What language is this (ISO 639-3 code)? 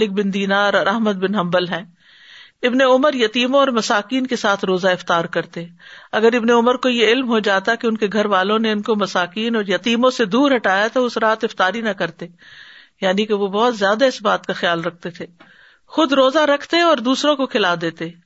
urd